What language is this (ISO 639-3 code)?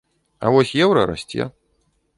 bel